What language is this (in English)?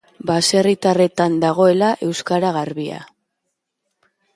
Basque